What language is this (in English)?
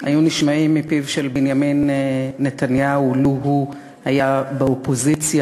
Hebrew